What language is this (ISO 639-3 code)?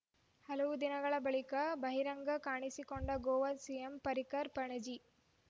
kan